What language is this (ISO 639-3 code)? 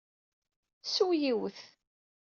kab